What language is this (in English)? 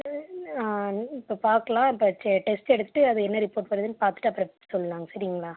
Tamil